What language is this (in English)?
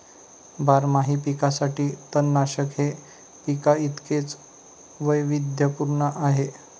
Marathi